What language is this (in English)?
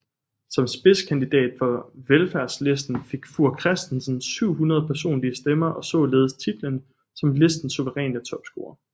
Danish